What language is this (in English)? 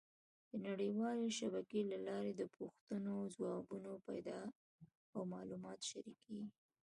Pashto